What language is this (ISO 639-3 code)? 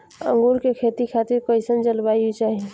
bho